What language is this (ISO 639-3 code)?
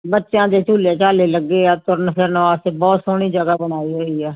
pan